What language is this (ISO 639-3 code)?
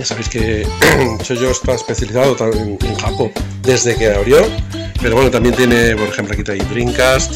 spa